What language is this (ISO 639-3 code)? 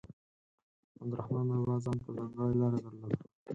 pus